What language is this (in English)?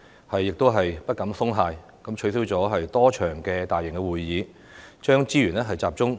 Cantonese